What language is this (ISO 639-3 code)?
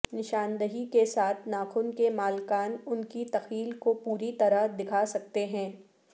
urd